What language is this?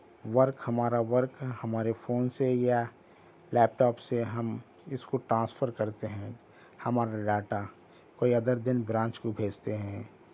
Urdu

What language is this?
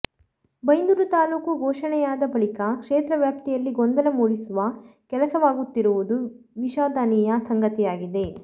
Kannada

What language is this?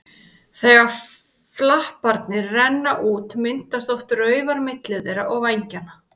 Icelandic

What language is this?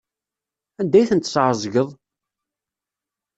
Kabyle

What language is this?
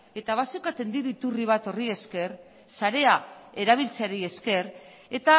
Basque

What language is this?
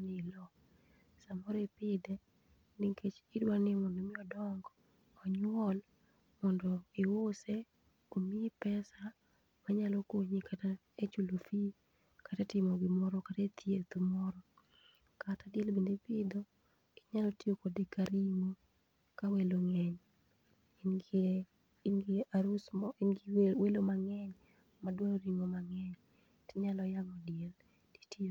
Luo (Kenya and Tanzania)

